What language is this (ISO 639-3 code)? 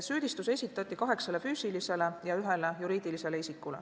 est